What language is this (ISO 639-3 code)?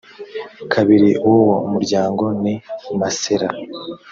kin